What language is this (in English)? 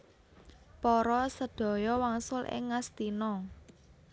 Javanese